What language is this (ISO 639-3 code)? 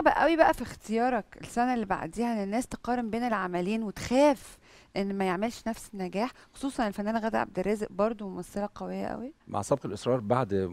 ara